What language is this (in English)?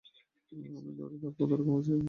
Bangla